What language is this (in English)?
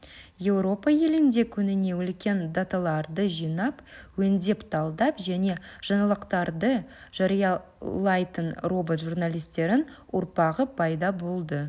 Kazakh